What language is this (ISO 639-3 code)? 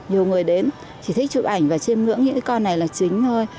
vie